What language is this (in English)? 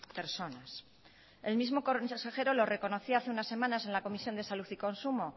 Spanish